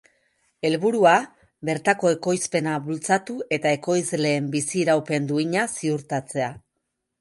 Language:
Basque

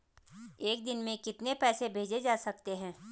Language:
Hindi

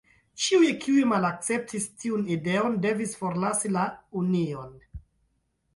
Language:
Esperanto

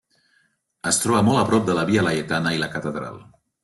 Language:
Catalan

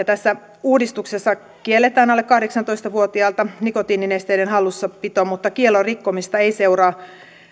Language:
Finnish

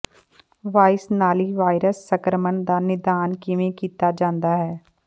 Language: Punjabi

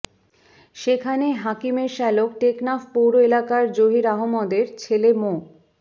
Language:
Bangla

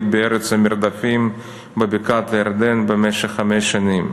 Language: Hebrew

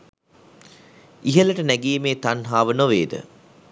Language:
Sinhala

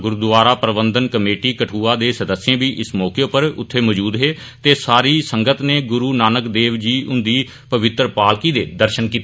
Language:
Dogri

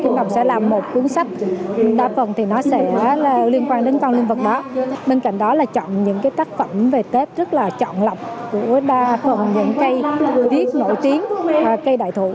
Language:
Vietnamese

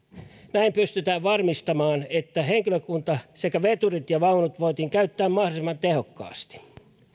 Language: Finnish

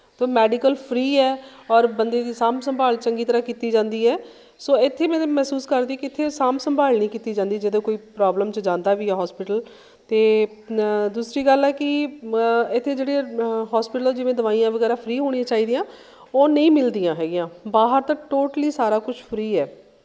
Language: Punjabi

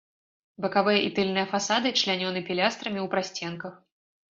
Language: Belarusian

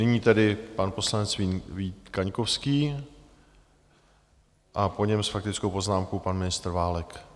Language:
Czech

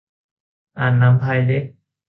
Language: Thai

